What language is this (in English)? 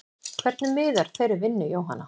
Icelandic